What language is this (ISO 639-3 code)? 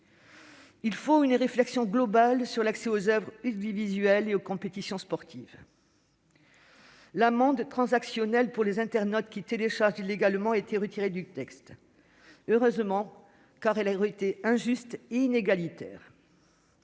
fra